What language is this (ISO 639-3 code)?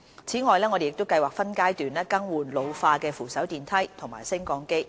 yue